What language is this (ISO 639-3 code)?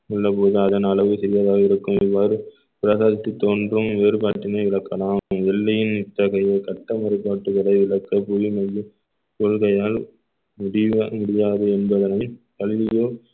tam